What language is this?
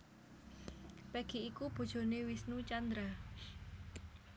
Javanese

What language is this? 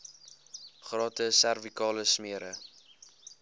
Afrikaans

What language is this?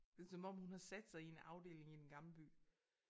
Danish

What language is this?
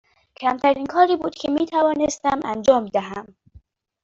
Persian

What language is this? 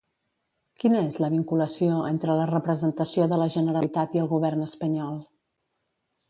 Catalan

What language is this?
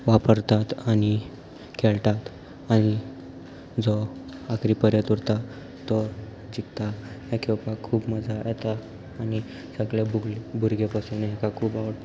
Konkani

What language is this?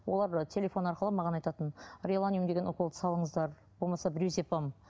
Kazakh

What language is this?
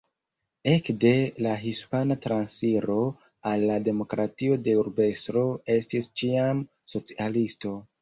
Esperanto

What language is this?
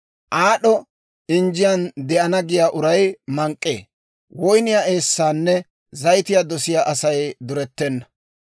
Dawro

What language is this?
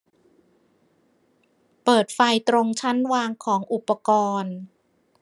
Thai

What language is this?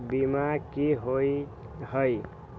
Magahi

